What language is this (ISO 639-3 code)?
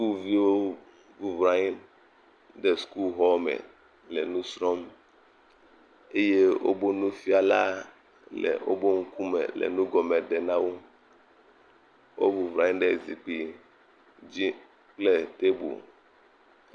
ewe